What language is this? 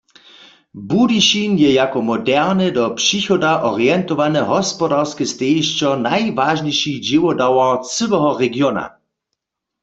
Upper Sorbian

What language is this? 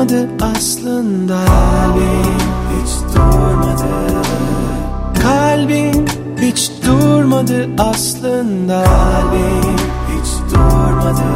Turkish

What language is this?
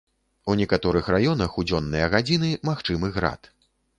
Belarusian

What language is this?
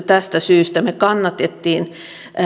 Finnish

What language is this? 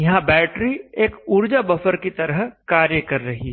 Hindi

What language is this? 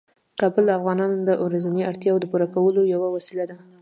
Pashto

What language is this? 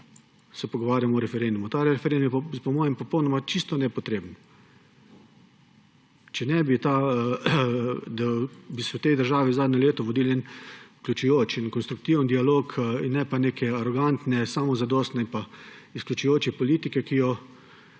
Slovenian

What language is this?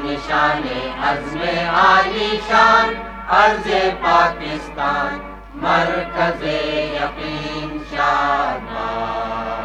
Italian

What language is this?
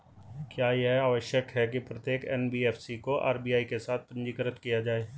Hindi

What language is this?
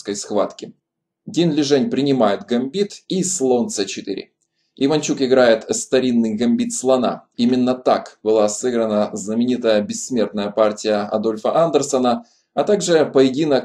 Russian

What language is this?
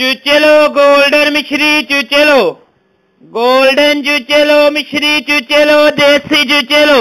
Hindi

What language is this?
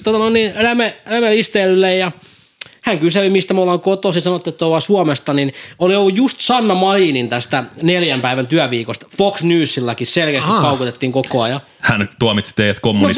Finnish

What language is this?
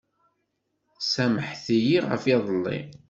Kabyle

